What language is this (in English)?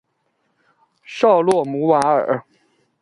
Chinese